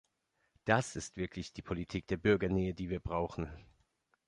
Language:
German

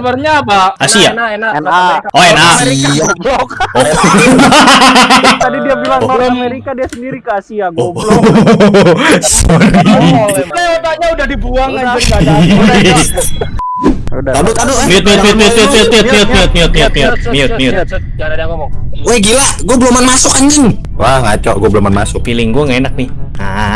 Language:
Indonesian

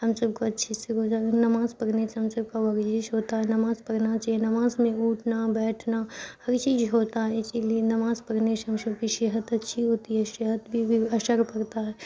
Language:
Urdu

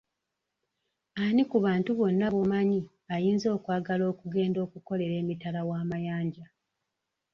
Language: Ganda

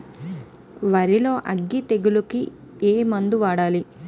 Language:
Telugu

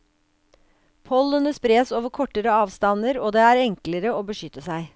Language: Norwegian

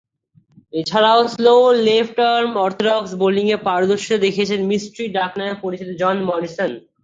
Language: Bangla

